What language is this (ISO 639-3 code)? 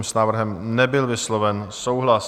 ces